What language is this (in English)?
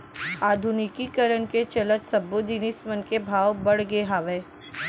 Chhattisgarhi